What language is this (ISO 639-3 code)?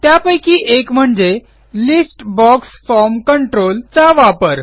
mar